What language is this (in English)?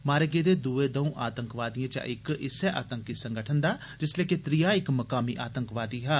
Dogri